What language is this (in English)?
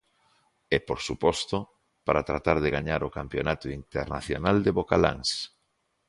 Galician